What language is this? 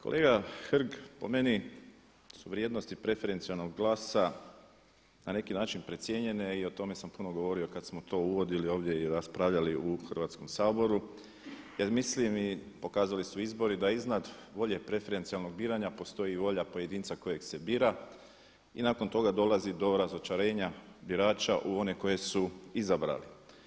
Croatian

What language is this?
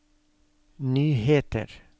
Norwegian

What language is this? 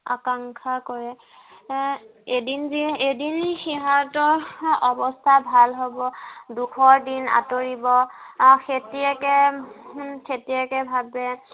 Assamese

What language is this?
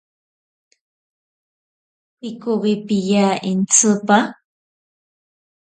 Ashéninka Perené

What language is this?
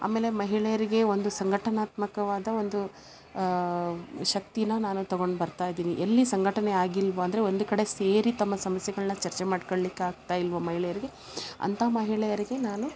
Kannada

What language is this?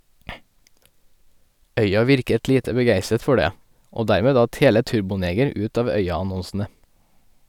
Norwegian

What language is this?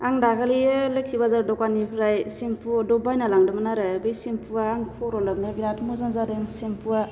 Bodo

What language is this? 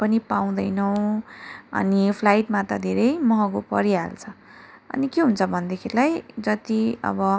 Nepali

